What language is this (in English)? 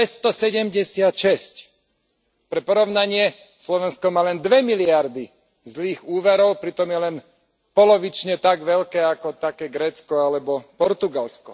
Slovak